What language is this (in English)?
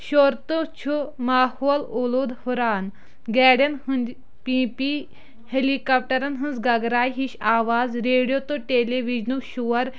Kashmiri